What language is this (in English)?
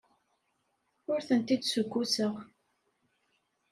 Kabyle